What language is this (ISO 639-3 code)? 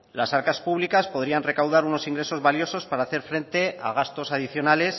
spa